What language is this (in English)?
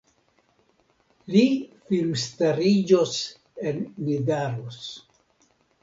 Esperanto